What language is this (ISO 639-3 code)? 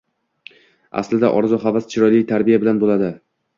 uzb